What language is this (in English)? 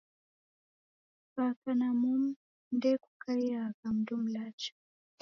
Taita